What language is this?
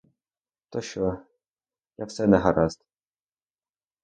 Ukrainian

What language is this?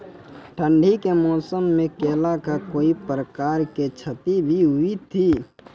Maithili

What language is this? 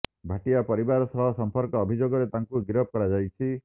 Odia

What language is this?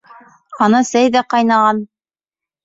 Bashkir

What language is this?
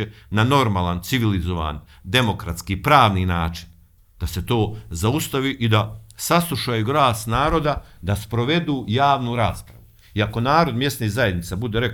Croatian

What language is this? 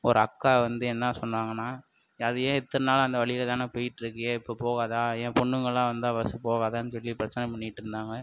Tamil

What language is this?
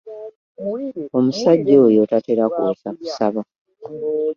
Ganda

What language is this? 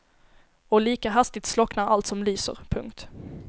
Swedish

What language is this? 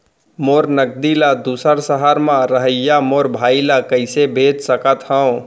Chhattisgarhi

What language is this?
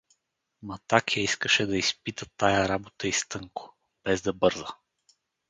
Bulgarian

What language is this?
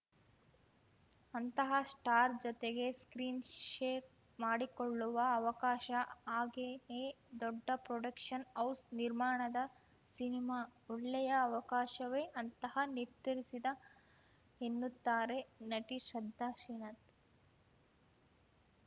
Kannada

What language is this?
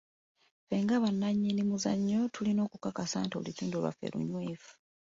Ganda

